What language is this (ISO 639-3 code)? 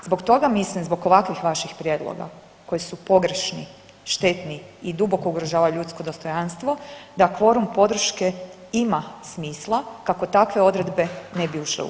hrv